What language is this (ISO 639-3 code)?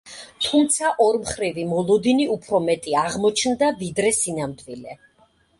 kat